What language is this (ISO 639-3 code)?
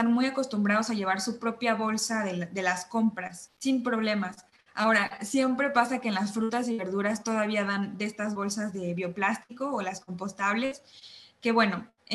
spa